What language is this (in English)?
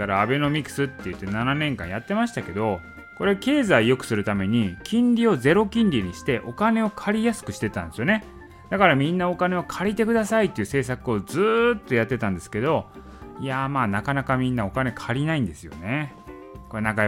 Japanese